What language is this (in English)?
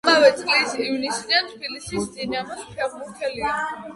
Georgian